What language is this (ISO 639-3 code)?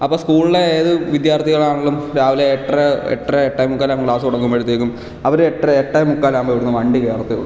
mal